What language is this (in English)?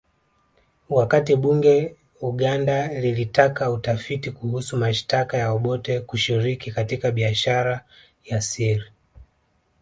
Swahili